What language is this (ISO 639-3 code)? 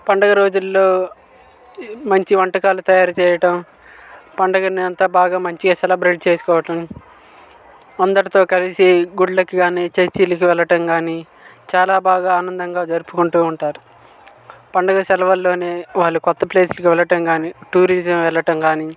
tel